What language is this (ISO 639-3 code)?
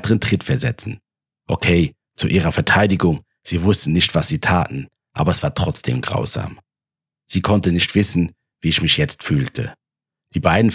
deu